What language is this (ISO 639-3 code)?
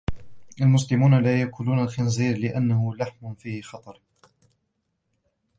ara